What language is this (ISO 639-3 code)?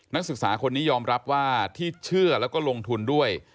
tha